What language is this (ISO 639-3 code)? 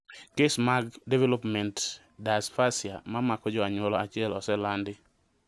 luo